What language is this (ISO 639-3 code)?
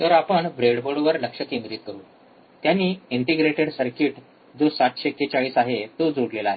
mar